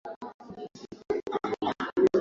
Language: Swahili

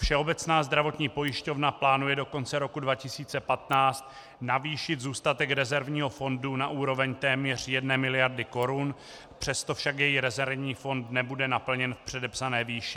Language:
Czech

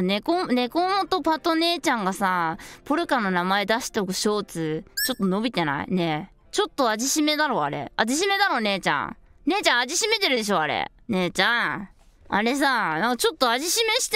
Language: Japanese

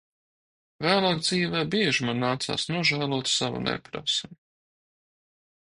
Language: Latvian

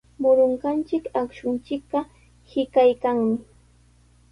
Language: Sihuas Ancash Quechua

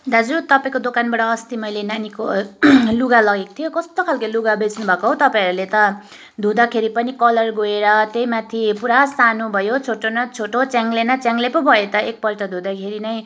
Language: Nepali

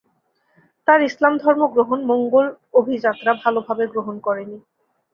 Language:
Bangla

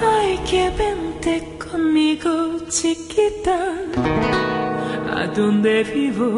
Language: Vietnamese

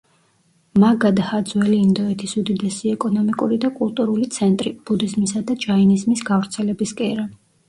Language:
Georgian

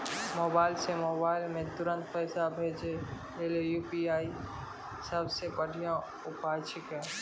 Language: Maithili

